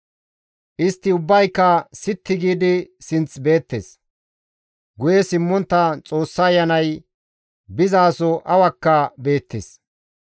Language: Gamo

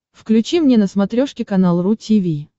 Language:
Russian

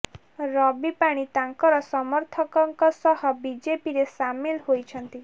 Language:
Odia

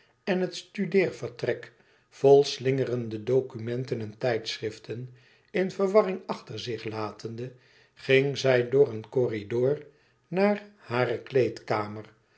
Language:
Dutch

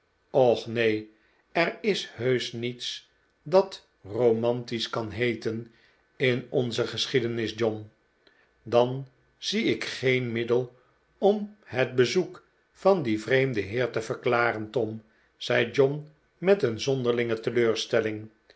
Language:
Dutch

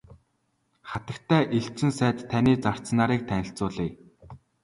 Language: Mongolian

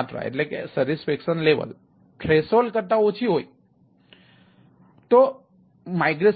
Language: Gujarati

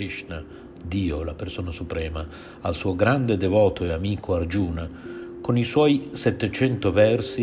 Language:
Italian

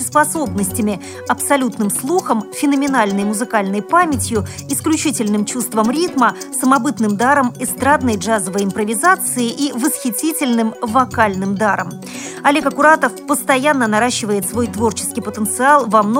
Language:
Russian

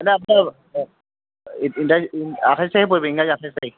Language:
Assamese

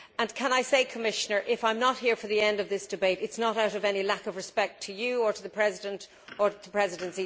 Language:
English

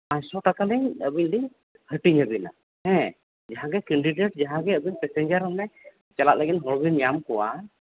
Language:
Santali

